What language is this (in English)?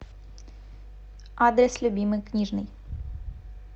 Russian